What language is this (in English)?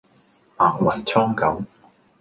Cantonese